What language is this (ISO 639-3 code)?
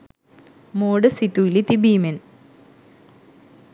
sin